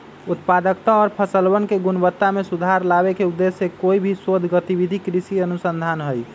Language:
Magahi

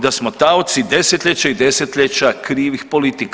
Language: Croatian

